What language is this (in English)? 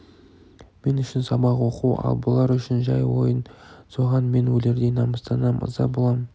Kazakh